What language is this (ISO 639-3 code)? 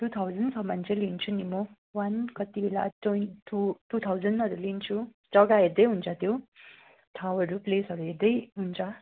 nep